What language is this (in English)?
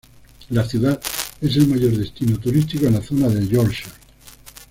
Spanish